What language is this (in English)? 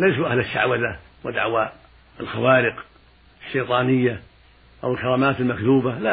Arabic